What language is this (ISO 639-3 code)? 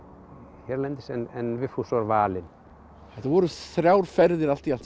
isl